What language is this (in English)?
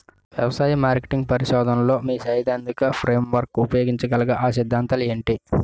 Telugu